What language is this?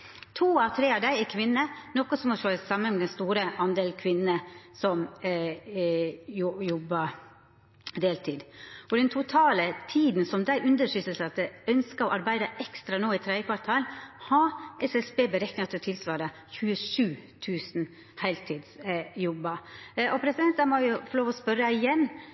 Norwegian Nynorsk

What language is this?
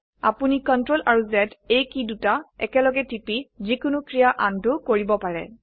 Assamese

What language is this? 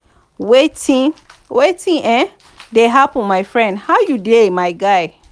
Nigerian Pidgin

